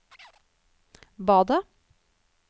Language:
Norwegian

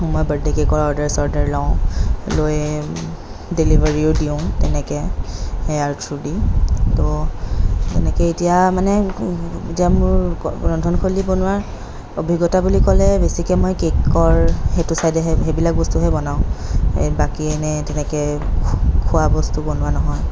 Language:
Assamese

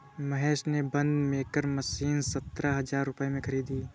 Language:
Hindi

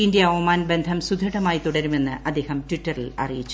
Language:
Malayalam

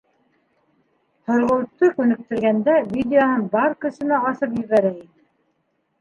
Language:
Bashkir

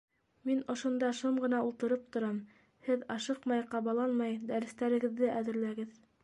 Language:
Bashkir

